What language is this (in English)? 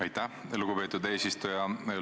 Estonian